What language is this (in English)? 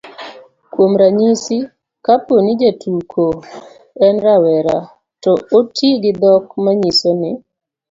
Luo (Kenya and Tanzania)